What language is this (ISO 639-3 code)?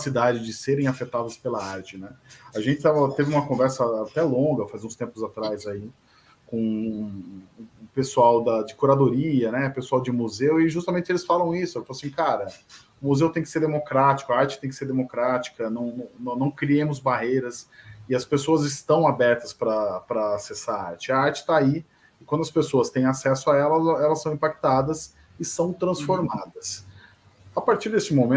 por